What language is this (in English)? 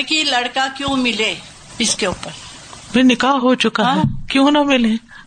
Urdu